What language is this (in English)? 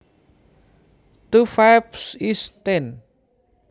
Javanese